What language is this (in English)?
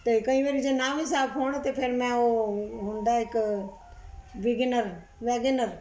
Punjabi